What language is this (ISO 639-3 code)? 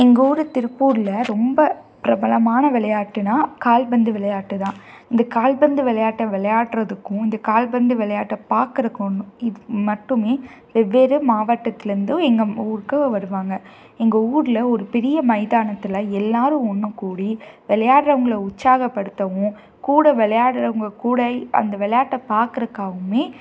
tam